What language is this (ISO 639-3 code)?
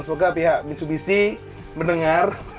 ind